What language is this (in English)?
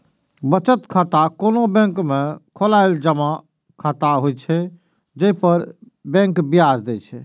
Maithili